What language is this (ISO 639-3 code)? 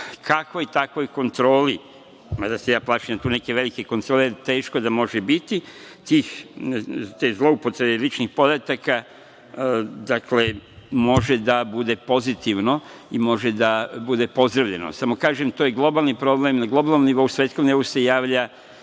srp